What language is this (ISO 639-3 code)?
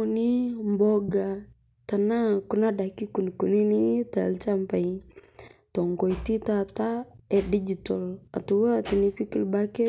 mas